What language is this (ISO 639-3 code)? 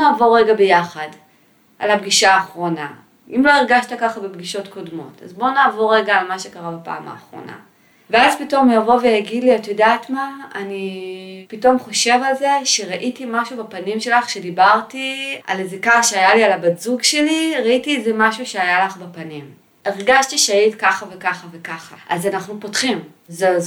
heb